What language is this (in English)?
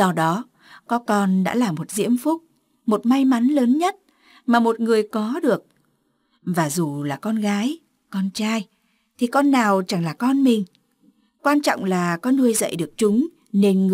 Vietnamese